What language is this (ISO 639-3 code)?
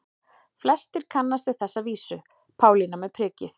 isl